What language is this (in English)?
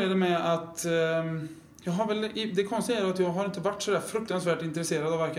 Swedish